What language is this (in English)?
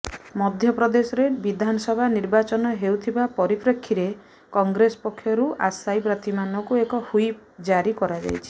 Odia